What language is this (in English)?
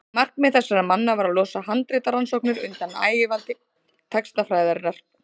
Icelandic